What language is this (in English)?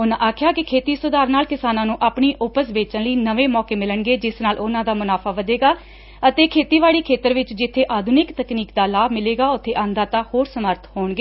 Punjabi